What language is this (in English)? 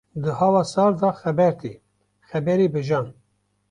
Kurdish